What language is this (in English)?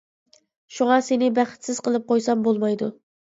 Uyghur